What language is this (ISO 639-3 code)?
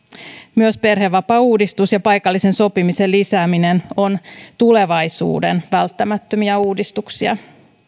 fin